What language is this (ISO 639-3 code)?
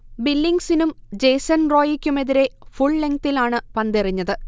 mal